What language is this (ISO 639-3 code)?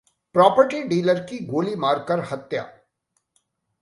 hin